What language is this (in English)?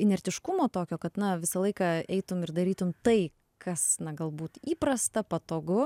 Lithuanian